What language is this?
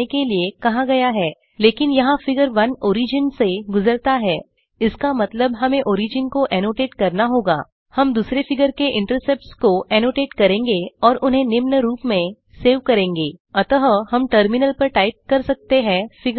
Hindi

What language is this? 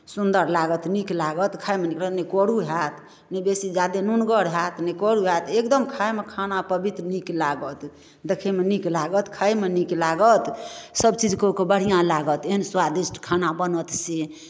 Maithili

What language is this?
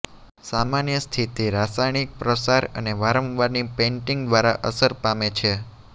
Gujarati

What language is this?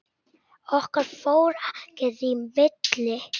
Icelandic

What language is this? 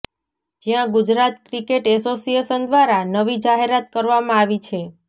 Gujarati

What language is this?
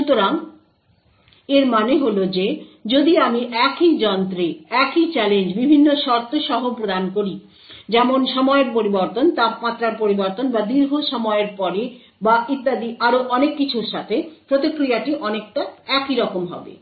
Bangla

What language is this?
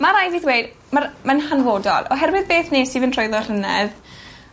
Welsh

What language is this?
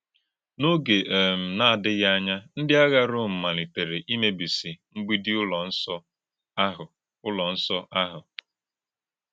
Igbo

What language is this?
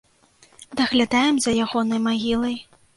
Belarusian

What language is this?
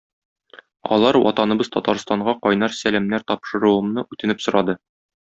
Tatar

